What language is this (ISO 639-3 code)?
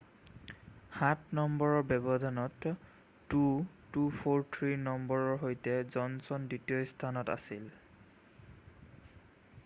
asm